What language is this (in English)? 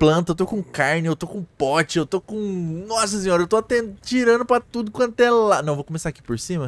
Portuguese